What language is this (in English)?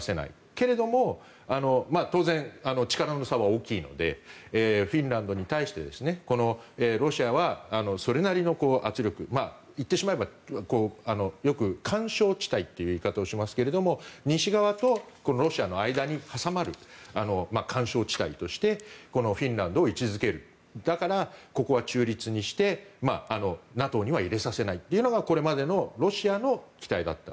Japanese